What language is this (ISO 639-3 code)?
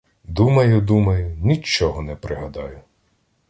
ukr